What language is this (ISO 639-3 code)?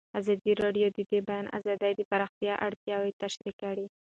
pus